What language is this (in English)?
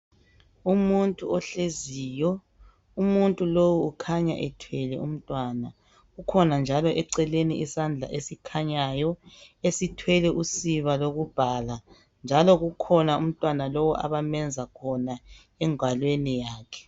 North Ndebele